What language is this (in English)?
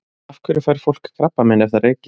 Icelandic